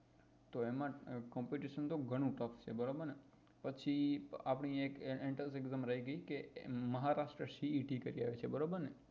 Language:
Gujarati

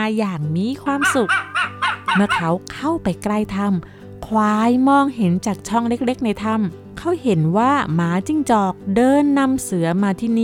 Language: Thai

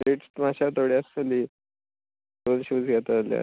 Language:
Konkani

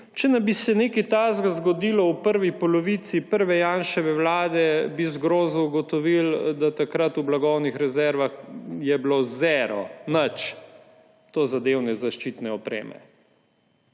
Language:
Slovenian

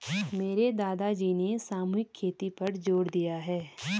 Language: Hindi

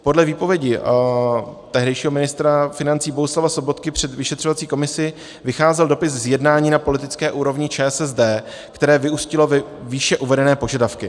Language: Czech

